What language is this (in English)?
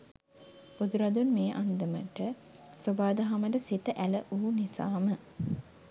Sinhala